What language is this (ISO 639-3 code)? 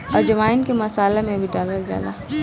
bho